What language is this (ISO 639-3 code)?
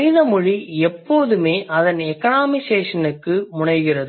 tam